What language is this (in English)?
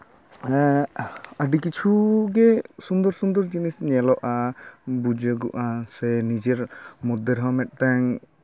Santali